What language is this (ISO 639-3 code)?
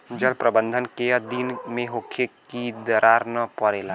bho